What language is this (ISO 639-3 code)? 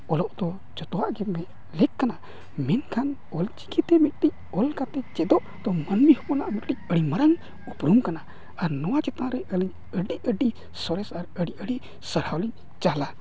sat